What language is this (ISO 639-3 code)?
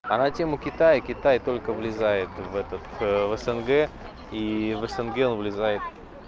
rus